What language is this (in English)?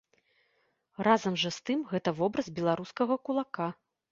Belarusian